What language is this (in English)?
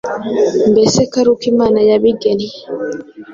Kinyarwanda